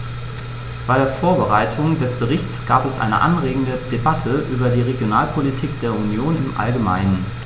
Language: German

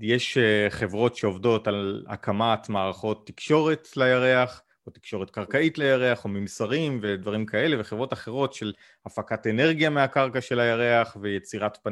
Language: Hebrew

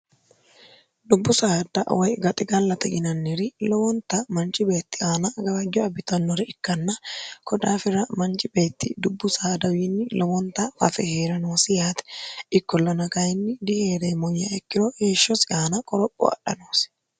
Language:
Sidamo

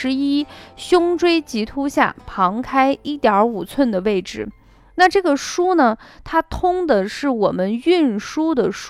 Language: Chinese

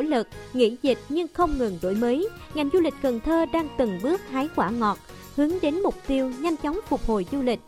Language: Vietnamese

